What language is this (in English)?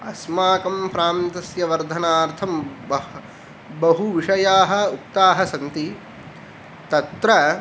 Sanskrit